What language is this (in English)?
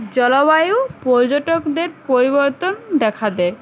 Bangla